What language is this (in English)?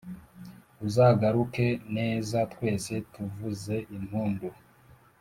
Kinyarwanda